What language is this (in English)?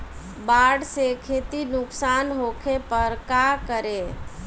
Bhojpuri